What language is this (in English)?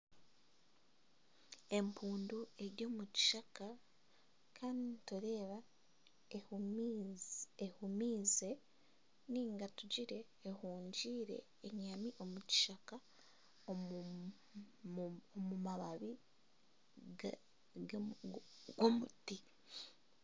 Nyankole